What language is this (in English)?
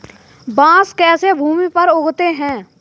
Hindi